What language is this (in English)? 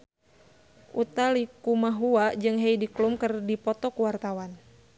Sundanese